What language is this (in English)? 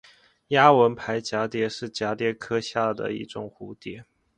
Chinese